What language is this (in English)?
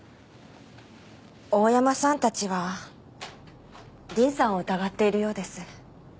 Japanese